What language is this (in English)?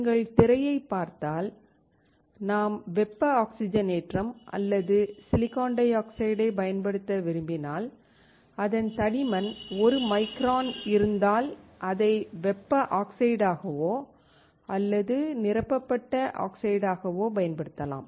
Tamil